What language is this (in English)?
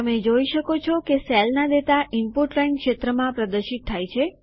Gujarati